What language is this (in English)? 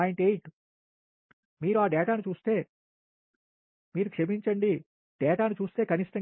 Telugu